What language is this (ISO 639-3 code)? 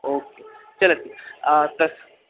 san